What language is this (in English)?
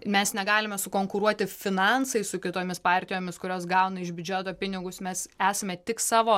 Lithuanian